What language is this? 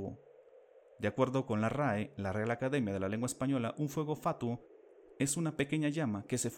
Spanish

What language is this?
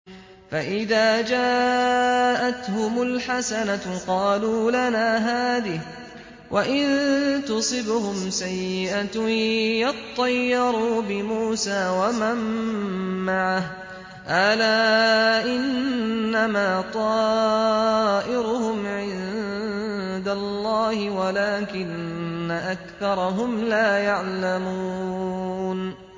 Arabic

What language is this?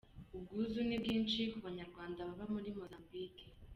Kinyarwanda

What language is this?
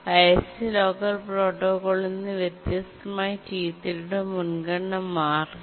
Malayalam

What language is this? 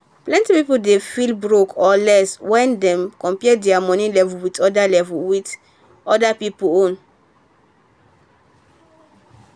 Nigerian Pidgin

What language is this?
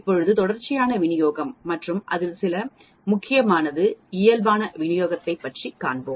Tamil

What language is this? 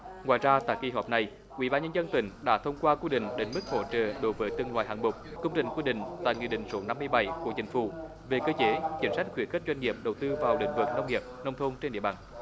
Vietnamese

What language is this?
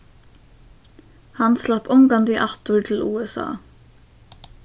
Faroese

